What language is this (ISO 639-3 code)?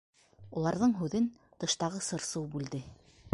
bak